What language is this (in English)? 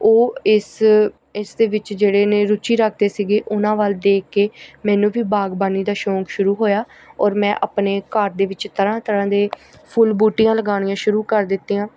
Punjabi